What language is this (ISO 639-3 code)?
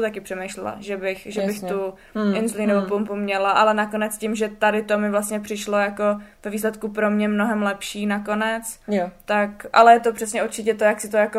ces